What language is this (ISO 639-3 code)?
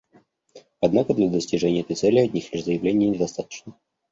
rus